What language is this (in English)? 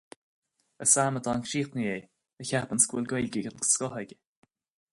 Irish